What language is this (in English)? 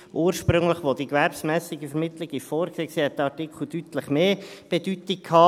Swiss German